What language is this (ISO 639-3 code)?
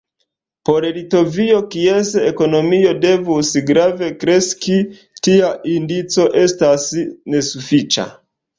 epo